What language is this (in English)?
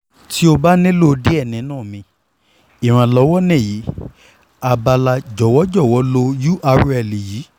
Yoruba